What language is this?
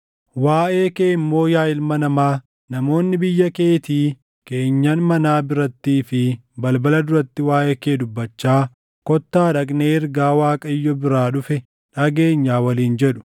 Oromo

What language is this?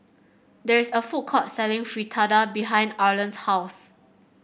English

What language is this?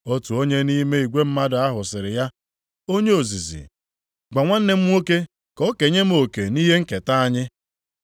Igbo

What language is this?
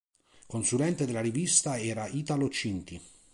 Italian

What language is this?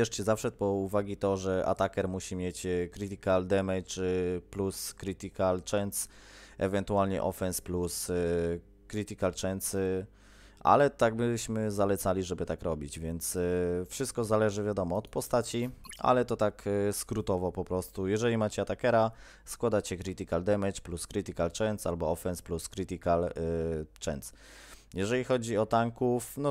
Polish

